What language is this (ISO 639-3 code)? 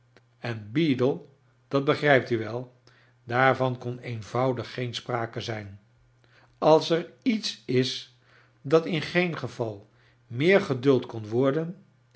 nld